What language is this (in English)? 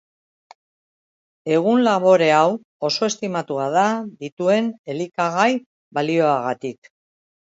Basque